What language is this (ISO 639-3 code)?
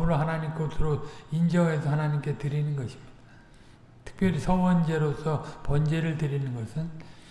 kor